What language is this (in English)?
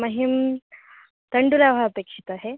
Sanskrit